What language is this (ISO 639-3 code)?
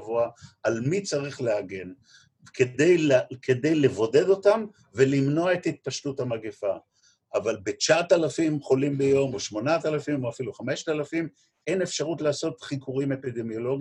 heb